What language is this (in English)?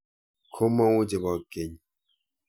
Kalenjin